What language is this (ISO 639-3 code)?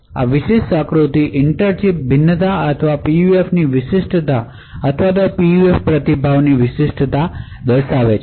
guj